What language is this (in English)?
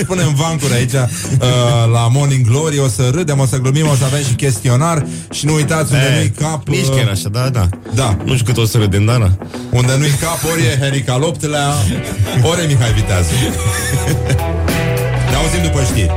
Romanian